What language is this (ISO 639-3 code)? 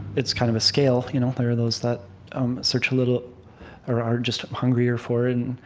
eng